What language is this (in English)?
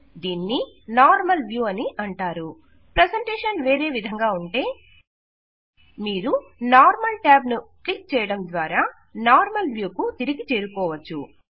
Telugu